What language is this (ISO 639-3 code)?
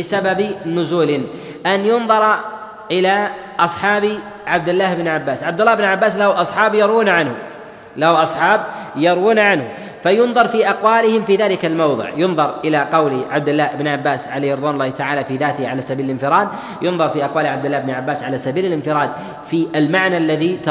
ara